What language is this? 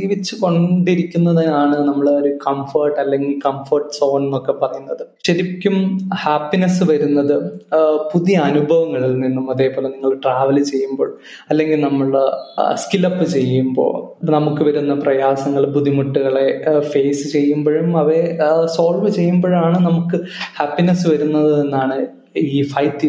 Malayalam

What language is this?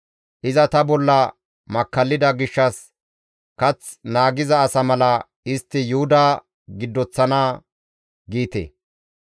Gamo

